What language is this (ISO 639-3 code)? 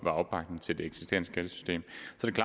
dan